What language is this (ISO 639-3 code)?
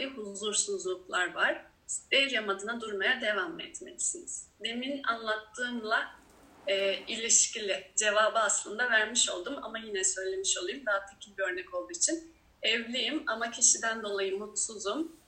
tur